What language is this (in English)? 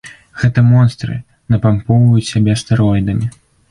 Belarusian